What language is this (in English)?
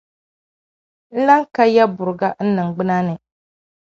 Dagbani